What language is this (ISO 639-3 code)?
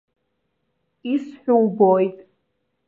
abk